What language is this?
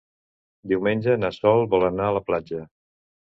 Catalan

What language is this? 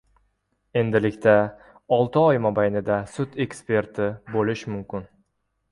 Uzbek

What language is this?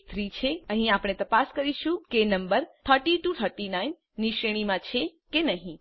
Gujarati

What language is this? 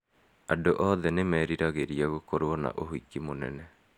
Kikuyu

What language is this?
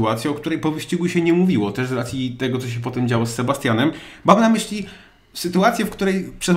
Polish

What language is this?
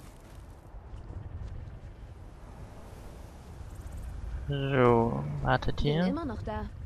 German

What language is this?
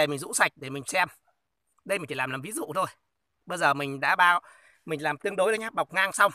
Vietnamese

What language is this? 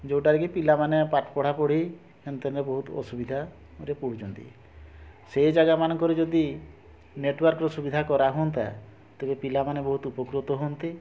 Odia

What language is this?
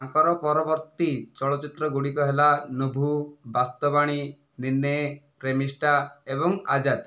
Odia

